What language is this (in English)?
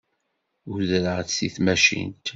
Kabyle